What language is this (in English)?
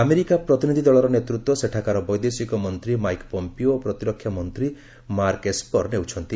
Odia